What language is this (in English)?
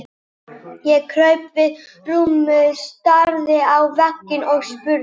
Icelandic